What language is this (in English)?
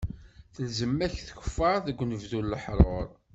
Kabyle